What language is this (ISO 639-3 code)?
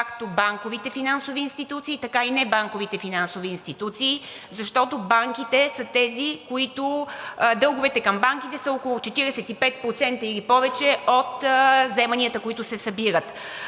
bul